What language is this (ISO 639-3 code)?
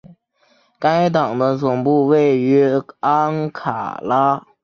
zho